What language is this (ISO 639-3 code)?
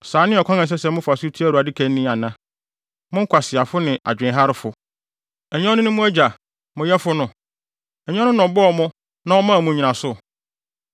aka